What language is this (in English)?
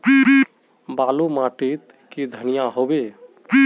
Magahi